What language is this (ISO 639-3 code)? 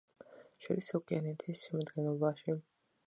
kat